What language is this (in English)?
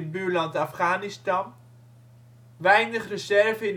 Dutch